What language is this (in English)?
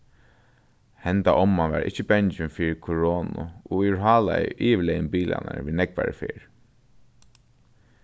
Faroese